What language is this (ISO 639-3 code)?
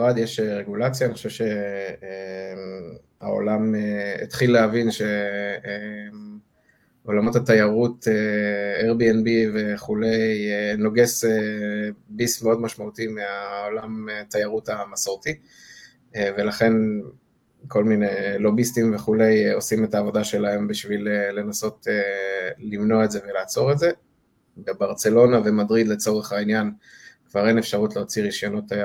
heb